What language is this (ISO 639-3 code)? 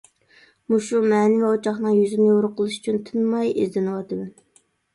uig